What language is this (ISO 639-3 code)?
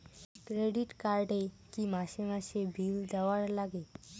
ben